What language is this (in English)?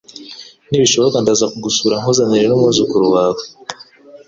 Kinyarwanda